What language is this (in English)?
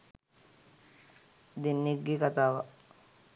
Sinhala